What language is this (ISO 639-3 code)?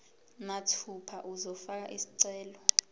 zul